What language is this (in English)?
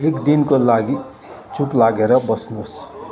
Nepali